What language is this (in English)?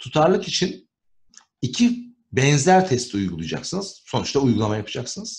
Turkish